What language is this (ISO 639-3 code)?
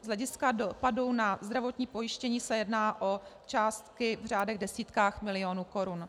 ces